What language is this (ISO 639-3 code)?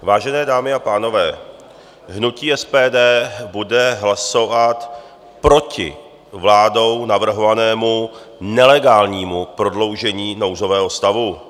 ces